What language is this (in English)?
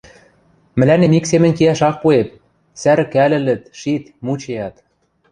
Western Mari